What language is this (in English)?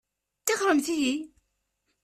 Kabyle